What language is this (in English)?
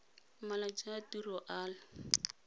Tswana